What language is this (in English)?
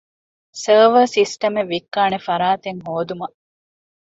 Divehi